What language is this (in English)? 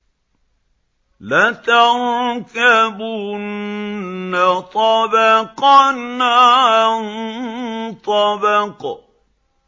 Arabic